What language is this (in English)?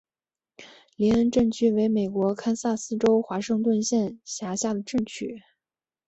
Chinese